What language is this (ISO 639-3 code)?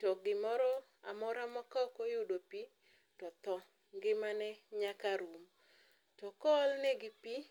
luo